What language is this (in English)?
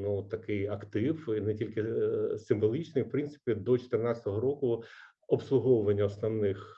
Ukrainian